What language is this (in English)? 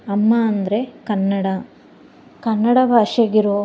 Kannada